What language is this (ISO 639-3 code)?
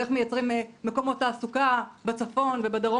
heb